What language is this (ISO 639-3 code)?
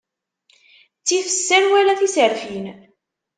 kab